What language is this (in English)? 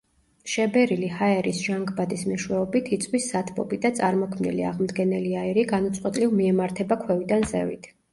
Georgian